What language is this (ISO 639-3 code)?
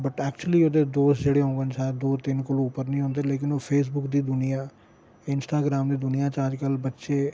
doi